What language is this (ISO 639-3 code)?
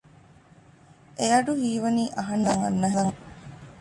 div